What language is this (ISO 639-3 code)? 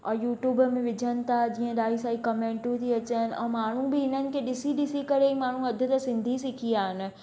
snd